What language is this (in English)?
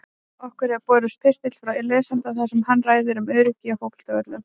Icelandic